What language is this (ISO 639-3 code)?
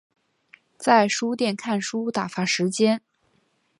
zho